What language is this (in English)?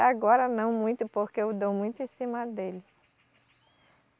Portuguese